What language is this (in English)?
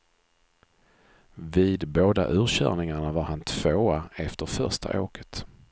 Swedish